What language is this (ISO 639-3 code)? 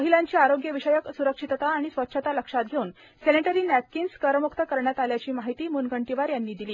mar